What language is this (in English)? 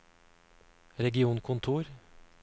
Norwegian